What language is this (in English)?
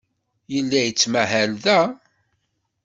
Kabyle